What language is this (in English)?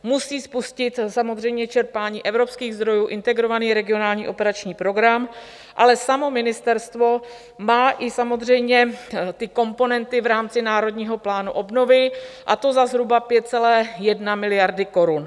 Czech